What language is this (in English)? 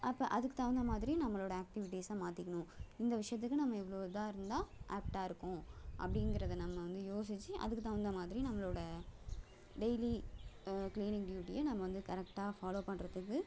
Tamil